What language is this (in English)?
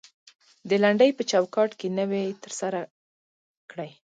Pashto